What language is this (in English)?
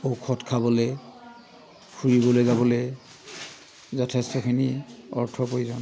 Assamese